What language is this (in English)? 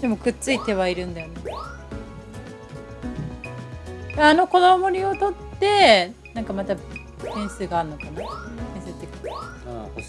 Japanese